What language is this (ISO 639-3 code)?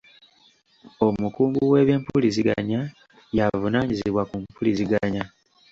lug